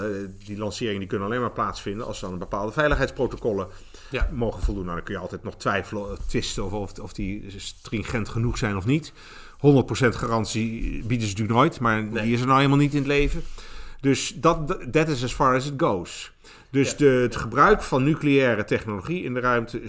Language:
Dutch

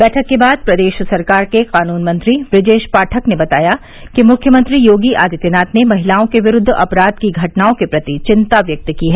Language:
Hindi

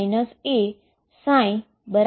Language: Gujarati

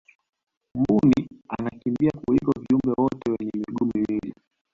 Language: Swahili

